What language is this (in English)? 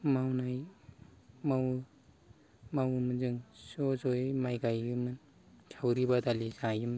Bodo